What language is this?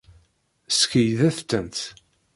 Kabyle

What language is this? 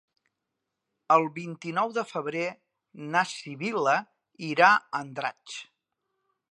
Catalan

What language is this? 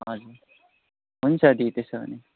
Nepali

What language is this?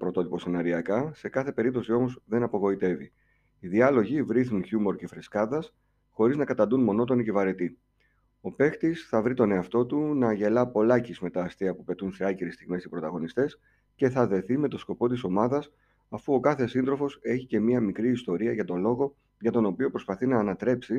Greek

